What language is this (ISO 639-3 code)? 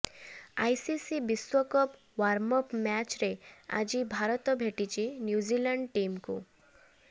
ori